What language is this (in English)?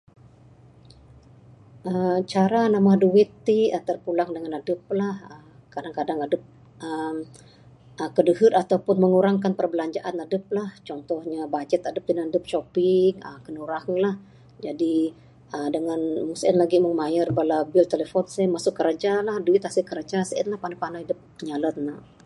Bukar-Sadung Bidayuh